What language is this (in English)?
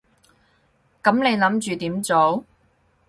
Cantonese